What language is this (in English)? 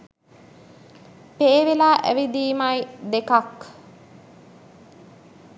Sinhala